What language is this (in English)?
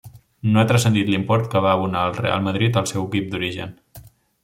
Catalan